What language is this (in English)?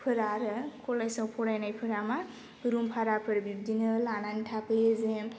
Bodo